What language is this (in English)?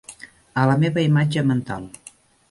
Catalan